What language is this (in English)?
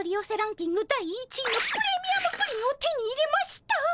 Japanese